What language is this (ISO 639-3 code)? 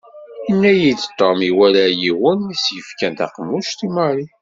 kab